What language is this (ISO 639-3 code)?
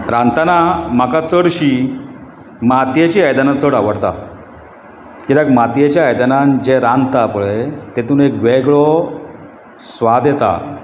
kok